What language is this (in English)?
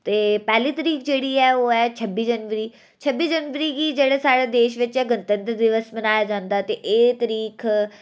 Dogri